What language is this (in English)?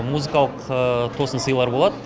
Kazakh